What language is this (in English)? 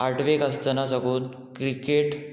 Konkani